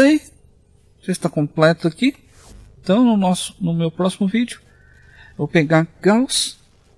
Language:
Portuguese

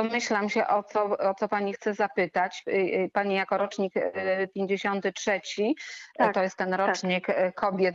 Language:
Polish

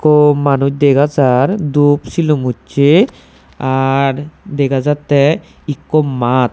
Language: Chakma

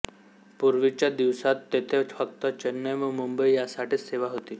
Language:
Marathi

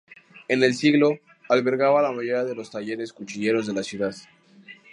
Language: Spanish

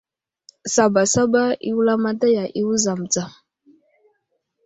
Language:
Wuzlam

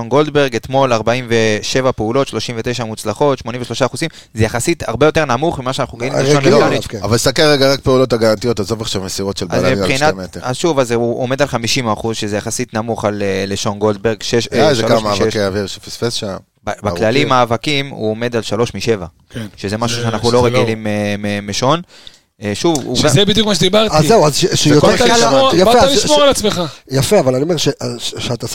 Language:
Hebrew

